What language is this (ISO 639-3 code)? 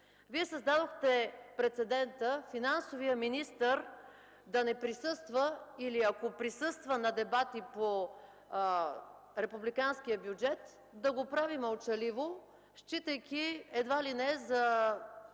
bul